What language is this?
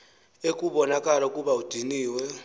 Xhosa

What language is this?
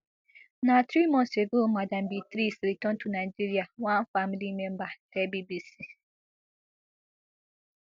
Nigerian Pidgin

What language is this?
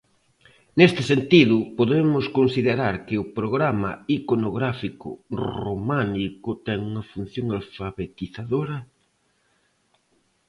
Galician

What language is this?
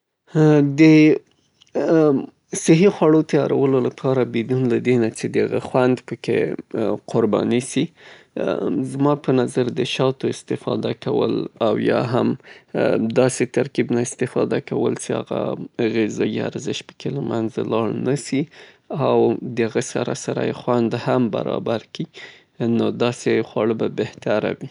Southern Pashto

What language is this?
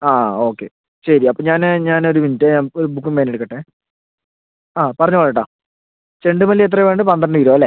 Malayalam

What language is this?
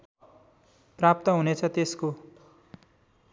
Nepali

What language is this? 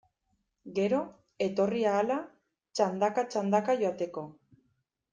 Basque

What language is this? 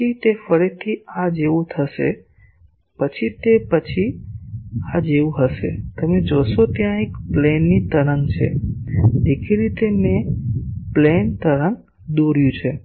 Gujarati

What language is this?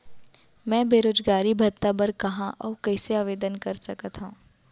Chhattisgarhi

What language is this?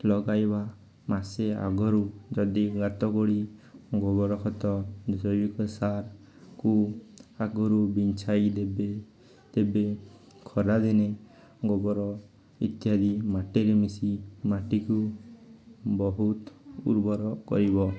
Odia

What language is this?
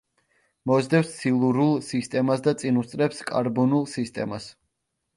Georgian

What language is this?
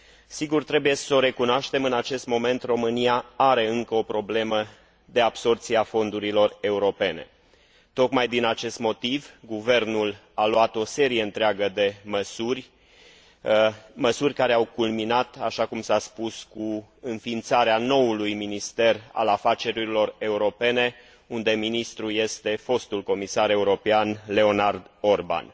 Romanian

